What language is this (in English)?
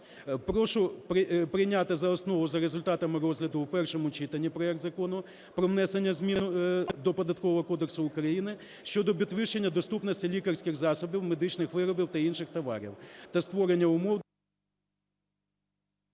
Ukrainian